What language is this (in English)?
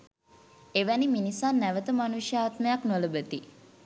Sinhala